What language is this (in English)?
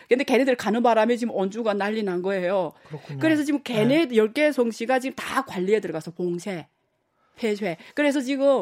Korean